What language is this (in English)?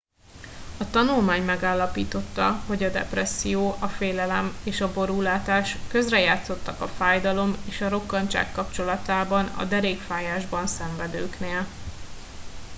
Hungarian